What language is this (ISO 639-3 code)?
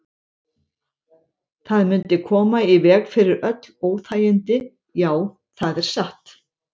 isl